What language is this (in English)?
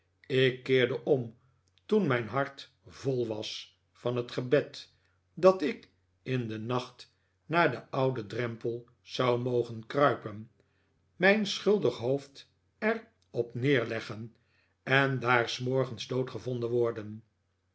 Dutch